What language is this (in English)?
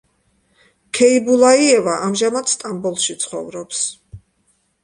Georgian